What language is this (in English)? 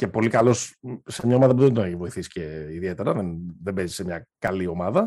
Greek